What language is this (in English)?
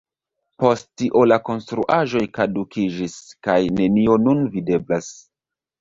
Esperanto